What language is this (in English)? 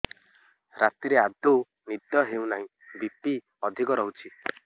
Odia